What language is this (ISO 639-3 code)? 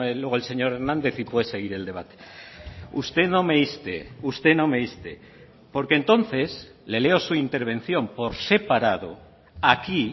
spa